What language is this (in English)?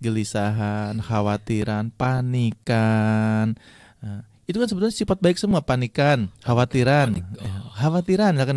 Indonesian